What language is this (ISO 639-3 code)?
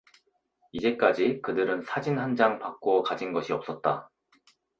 kor